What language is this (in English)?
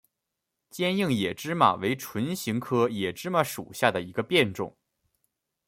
Chinese